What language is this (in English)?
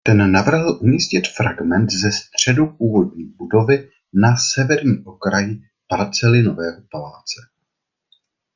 Czech